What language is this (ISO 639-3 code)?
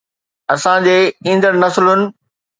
snd